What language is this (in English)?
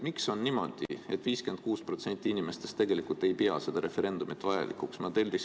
Estonian